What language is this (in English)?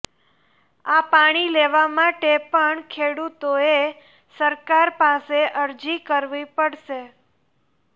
Gujarati